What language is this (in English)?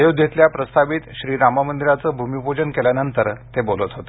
Marathi